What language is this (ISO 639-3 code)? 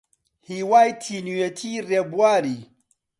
ckb